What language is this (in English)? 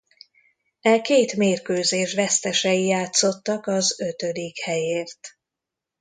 Hungarian